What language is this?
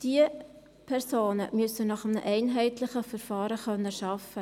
Swiss German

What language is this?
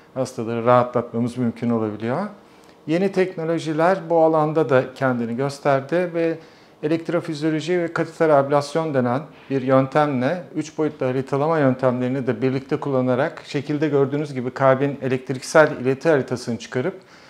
Turkish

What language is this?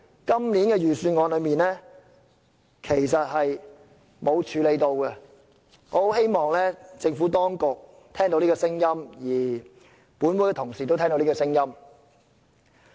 Cantonese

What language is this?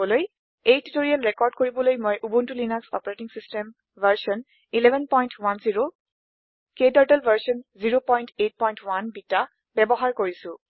Assamese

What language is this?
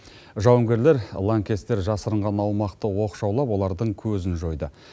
Kazakh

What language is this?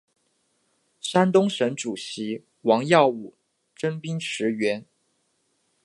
Chinese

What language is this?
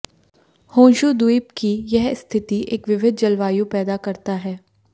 Hindi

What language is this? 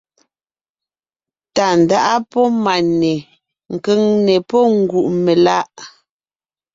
Ngiemboon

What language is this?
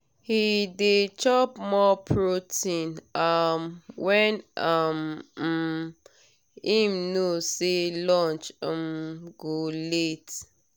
Nigerian Pidgin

